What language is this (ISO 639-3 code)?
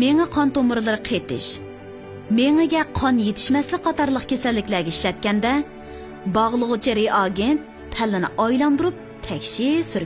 nld